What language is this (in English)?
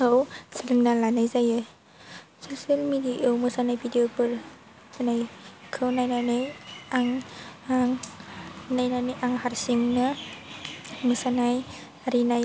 Bodo